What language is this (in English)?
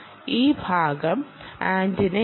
Malayalam